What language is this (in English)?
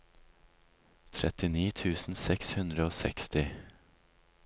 Norwegian